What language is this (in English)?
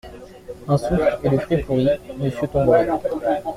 French